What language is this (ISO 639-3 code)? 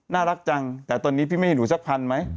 tha